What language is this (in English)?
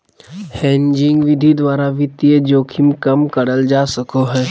Magahi